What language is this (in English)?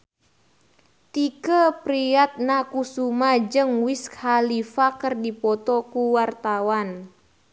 Sundanese